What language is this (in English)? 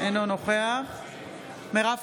Hebrew